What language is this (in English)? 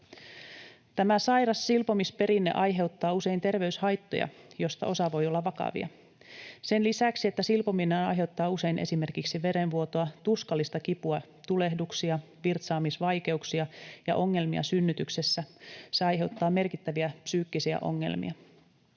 Finnish